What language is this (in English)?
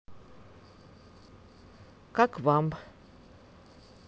Russian